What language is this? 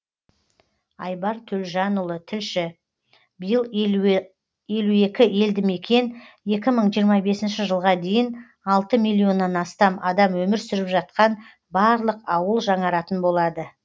Kazakh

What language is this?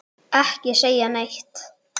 Icelandic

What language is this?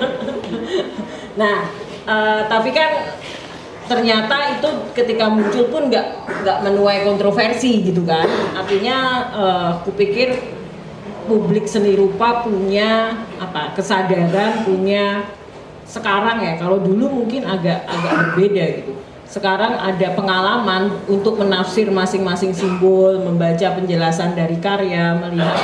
Indonesian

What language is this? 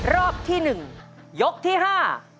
Thai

